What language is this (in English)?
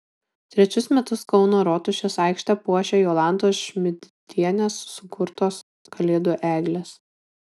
Lithuanian